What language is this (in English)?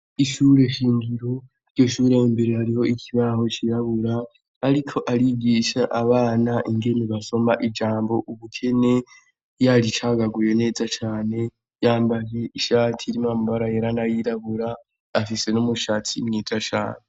Rundi